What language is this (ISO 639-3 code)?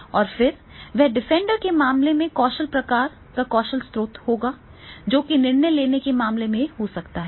hin